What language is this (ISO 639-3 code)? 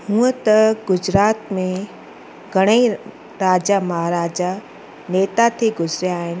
snd